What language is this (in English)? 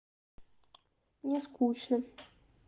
Russian